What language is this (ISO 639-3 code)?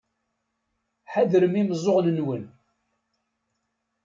kab